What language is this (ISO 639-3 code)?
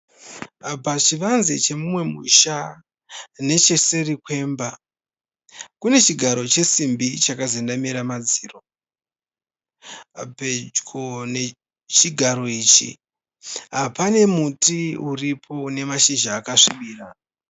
sna